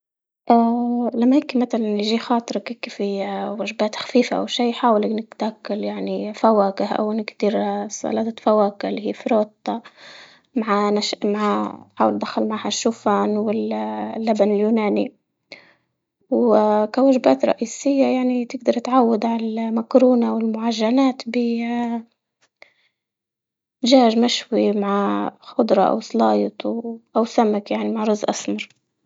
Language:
Libyan Arabic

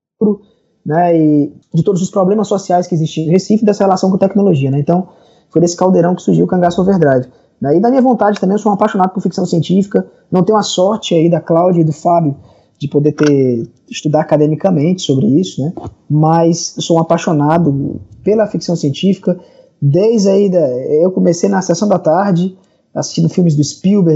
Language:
Portuguese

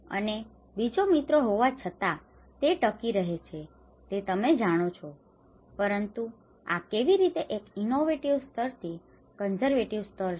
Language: Gujarati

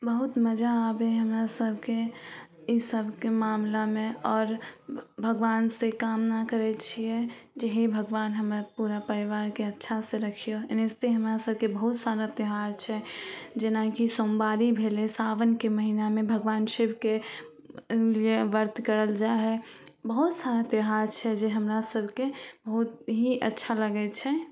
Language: Maithili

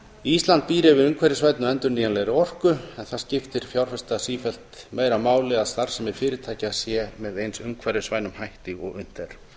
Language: Icelandic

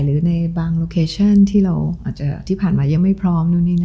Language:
Thai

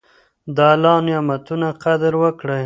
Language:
Pashto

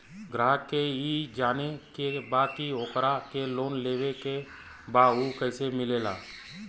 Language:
Bhojpuri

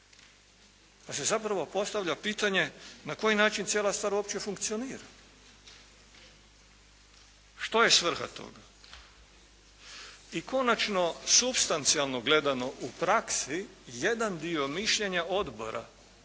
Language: Croatian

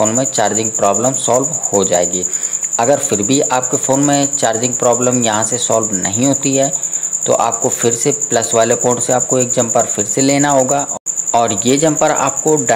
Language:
Hindi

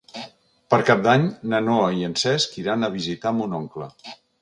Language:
Catalan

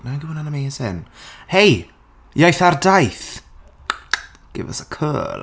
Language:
Welsh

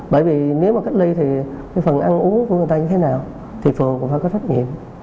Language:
Vietnamese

